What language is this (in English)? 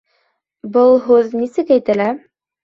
Bashkir